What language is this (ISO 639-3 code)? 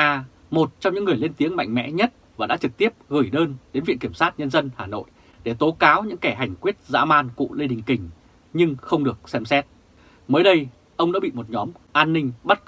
vie